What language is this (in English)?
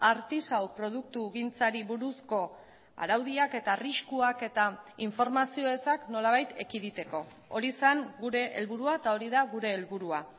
Basque